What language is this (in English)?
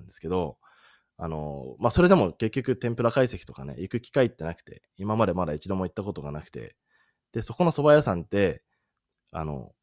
Japanese